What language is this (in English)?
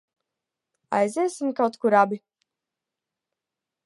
Latvian